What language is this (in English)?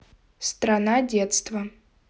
Russian